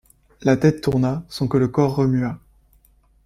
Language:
French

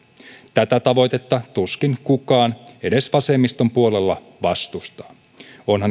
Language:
Finnish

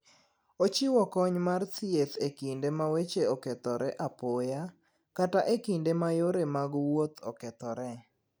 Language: Luo (Kenya and Tanzania)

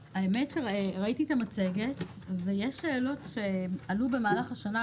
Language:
Hebrew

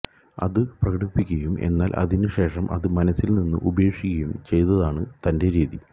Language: Malayalam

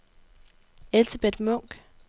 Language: Danish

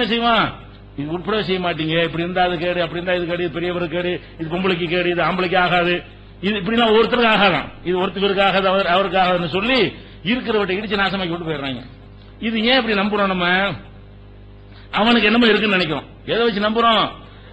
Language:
Arabic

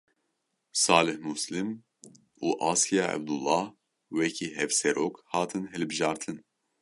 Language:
Kurdish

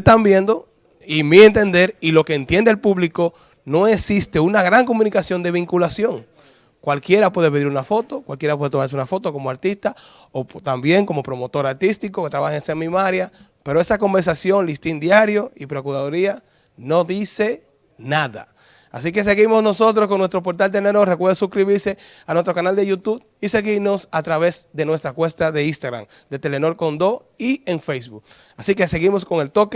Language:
Spanish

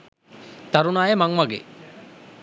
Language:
Sinhala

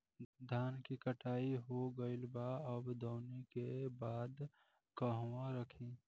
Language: Bhojpuri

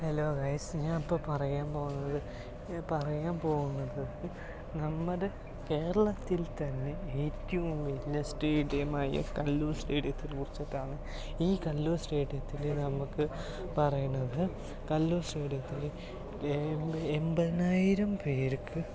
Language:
Malayalam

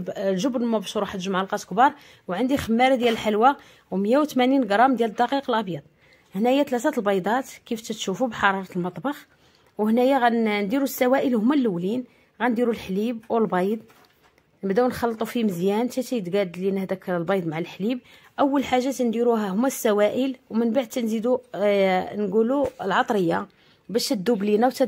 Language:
Arabic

